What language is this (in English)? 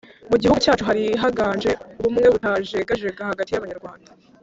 Kinyarwanda